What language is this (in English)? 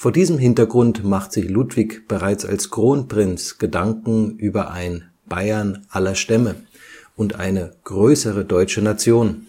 German